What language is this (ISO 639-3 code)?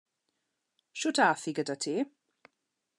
cym